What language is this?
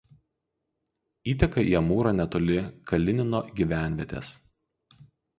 Lithuanian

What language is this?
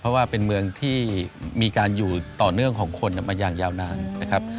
Thai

